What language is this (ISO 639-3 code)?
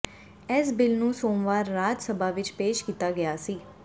pan